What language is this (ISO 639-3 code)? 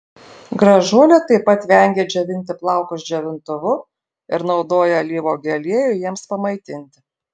lit